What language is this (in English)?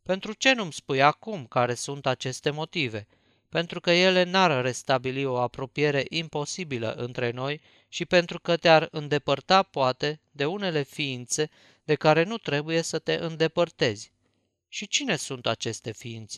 Romanian